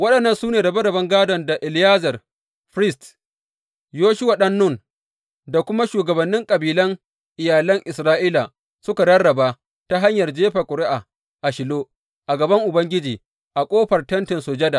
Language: Hausa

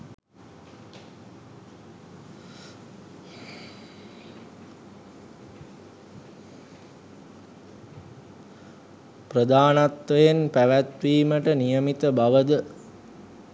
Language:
Sinhala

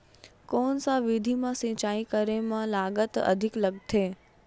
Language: Chhattisgarhi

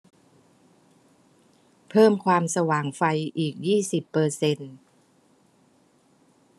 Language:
Thai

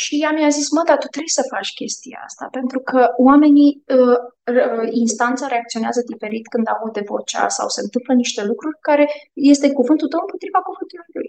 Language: Romanian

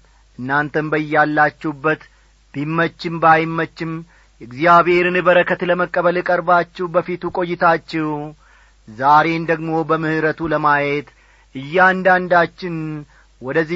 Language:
Amharic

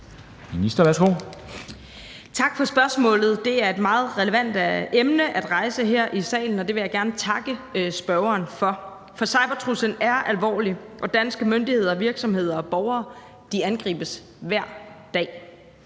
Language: Danish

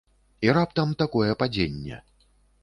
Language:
Belarusian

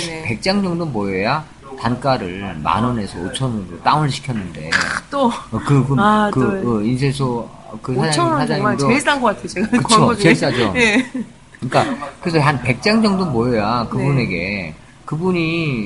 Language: Korean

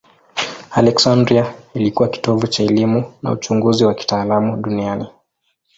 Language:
Swahili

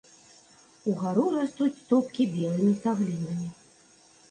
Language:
Belarusian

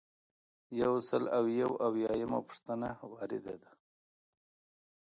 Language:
Pashto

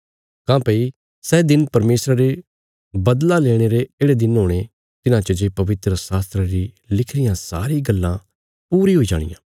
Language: Bilaspuri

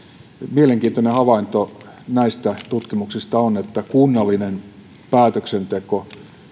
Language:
Finnish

